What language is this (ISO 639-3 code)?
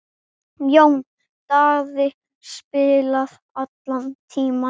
isl